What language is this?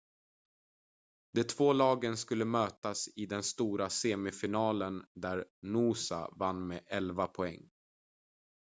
Swedish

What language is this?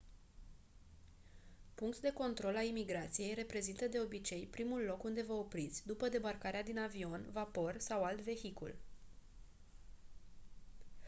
Romanian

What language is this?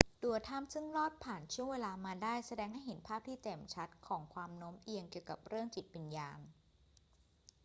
Thai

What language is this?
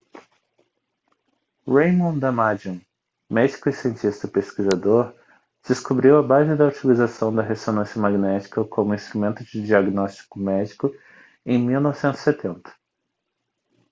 Portuguese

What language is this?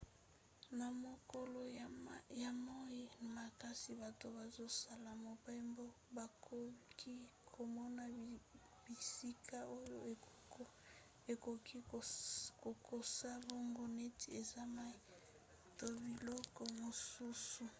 Lingala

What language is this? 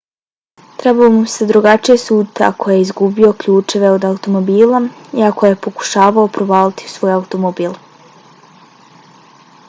Bosnian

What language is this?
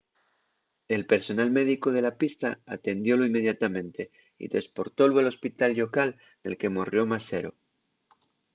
Asturian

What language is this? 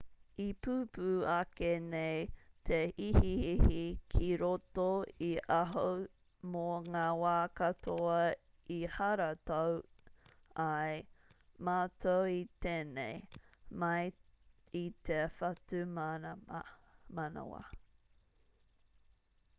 Māori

